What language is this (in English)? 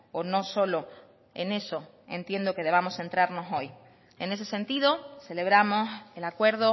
Spanish